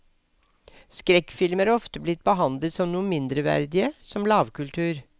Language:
Norwegian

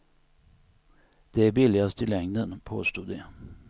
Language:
Swedish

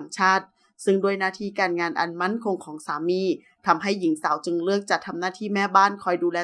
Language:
Thai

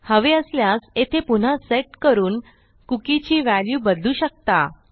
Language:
Marathi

